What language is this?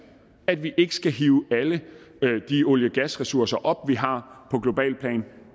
Danish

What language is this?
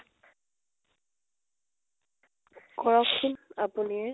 Assamese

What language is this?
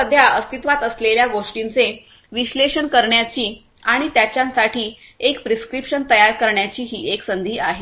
Marathi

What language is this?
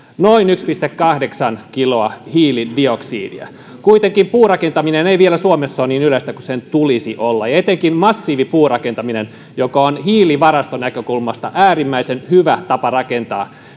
Finnish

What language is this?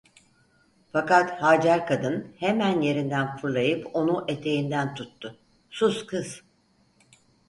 Turkish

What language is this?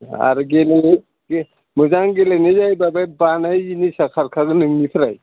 Bodo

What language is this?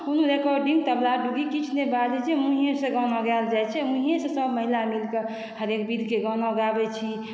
Maithili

